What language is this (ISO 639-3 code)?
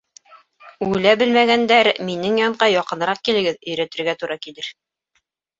bak